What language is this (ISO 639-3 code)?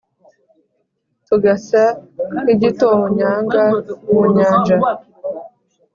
kin